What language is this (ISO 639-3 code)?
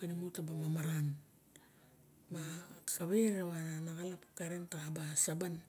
bjk